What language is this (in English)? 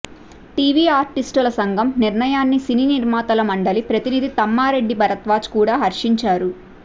Telugu